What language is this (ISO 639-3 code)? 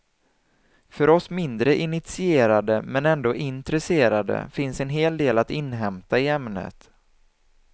swe